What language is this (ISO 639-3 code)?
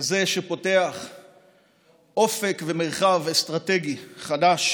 heb